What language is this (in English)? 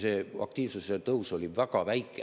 Estonian